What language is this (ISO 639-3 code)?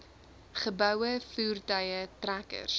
afr